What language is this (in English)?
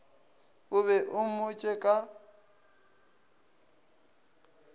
Northern Sotho